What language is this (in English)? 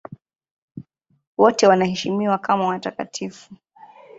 Swahili